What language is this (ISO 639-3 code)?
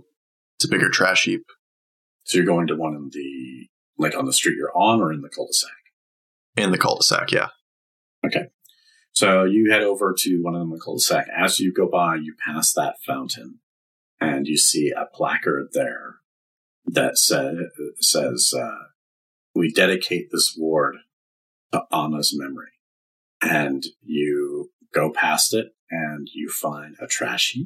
eng